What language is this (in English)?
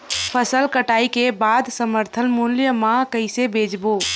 Chhattisgarhi